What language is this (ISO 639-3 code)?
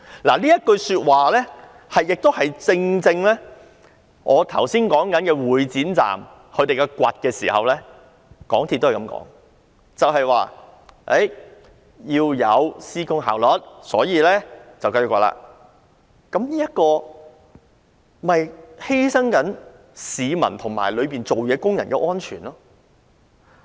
yue